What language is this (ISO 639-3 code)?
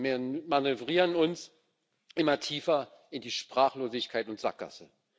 deu